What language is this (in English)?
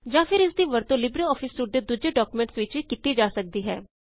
Punjabi